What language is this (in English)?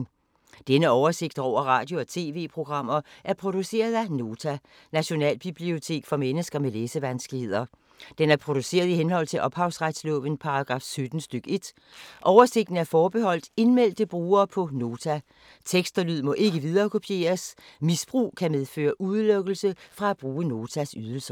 Danish